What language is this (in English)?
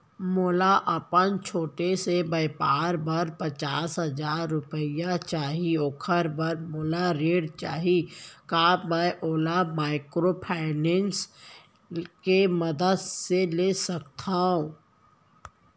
Chhattisgarhi